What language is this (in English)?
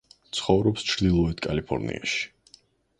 Georgian